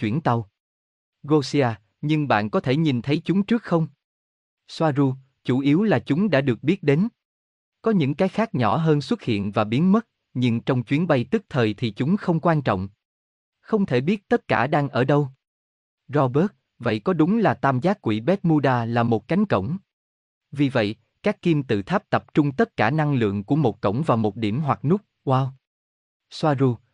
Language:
Vietnamese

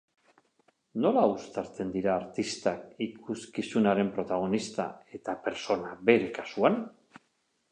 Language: Basque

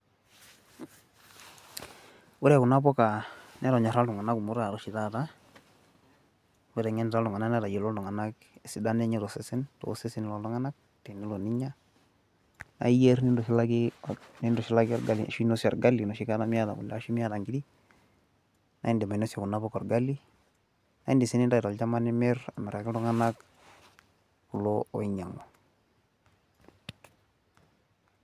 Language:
Masai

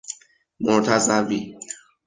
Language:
Persian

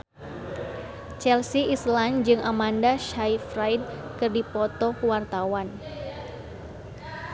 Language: Sundanese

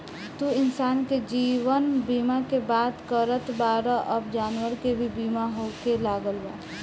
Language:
Bhojpuri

